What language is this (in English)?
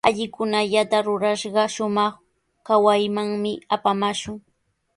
Sihuas Ancash Quechua